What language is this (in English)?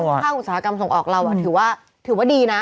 Thai